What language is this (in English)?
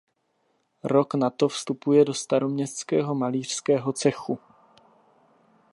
Czech